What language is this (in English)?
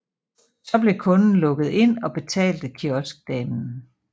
Danish